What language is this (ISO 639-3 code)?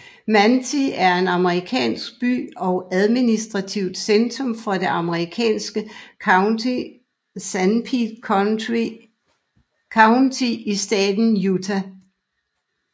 dan